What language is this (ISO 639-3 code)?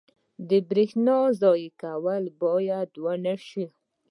pus